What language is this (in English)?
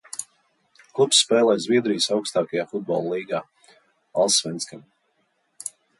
Latvian